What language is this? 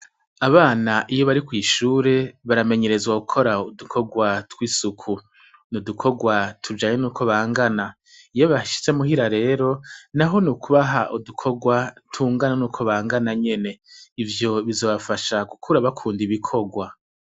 Rundi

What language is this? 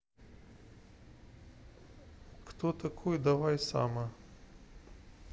Russian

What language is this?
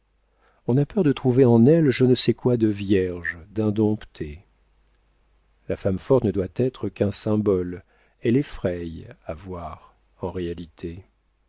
French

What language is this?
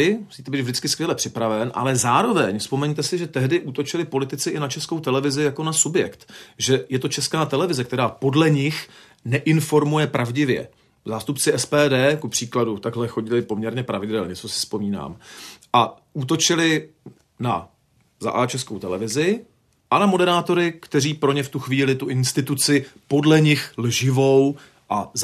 Czech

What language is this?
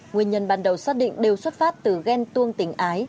Vietnamese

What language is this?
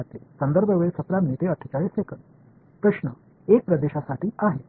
Marathi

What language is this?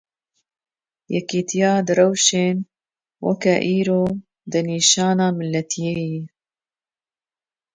Kurdish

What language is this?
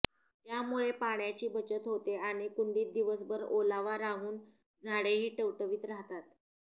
Marathi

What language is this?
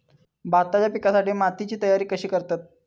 Marathi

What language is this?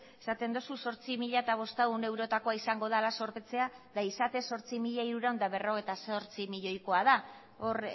Basque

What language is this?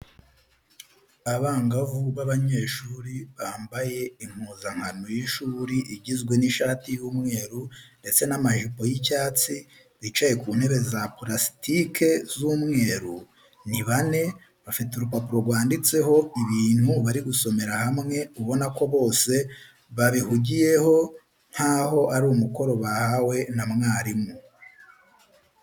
Kinyarwanda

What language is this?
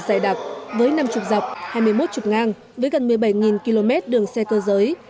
Vietnamese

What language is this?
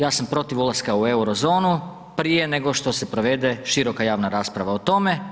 Croatian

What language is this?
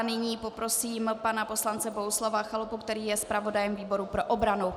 Czech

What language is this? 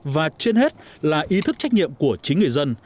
Vietnamese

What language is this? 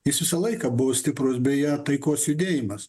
Lithuanian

